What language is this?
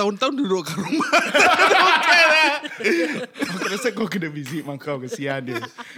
Malay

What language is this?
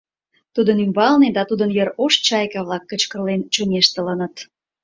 Mari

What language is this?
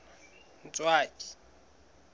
Southern Sotho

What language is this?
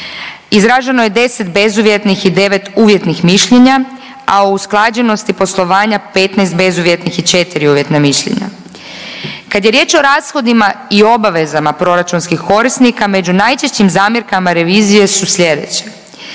Croatian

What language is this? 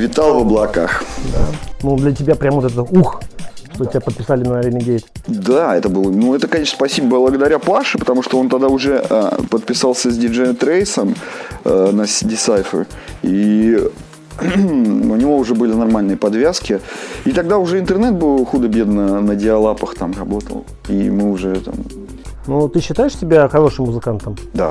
Russian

